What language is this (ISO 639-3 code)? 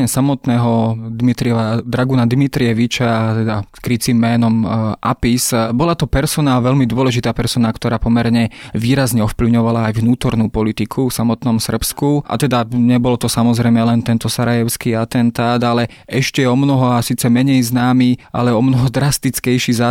slk